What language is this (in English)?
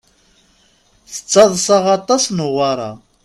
Kabyle